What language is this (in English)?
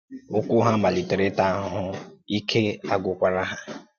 Igbo